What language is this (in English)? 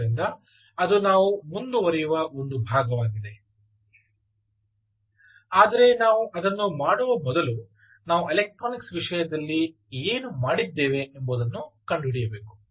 Kannada